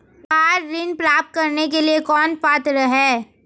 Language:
Hindi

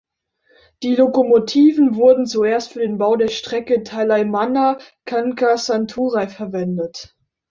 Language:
German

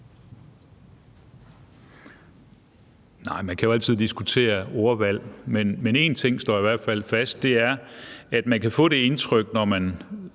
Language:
Danish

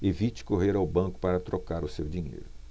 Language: Portuguese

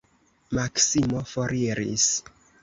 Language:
Esperanto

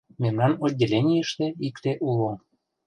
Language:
Mari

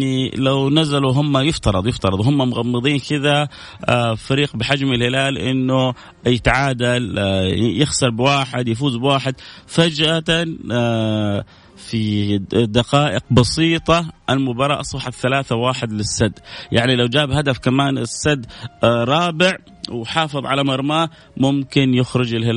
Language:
Arabic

